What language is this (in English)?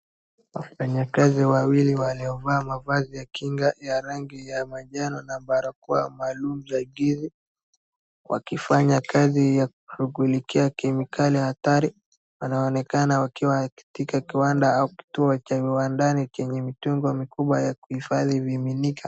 Swahili